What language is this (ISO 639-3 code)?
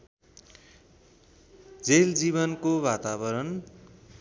nep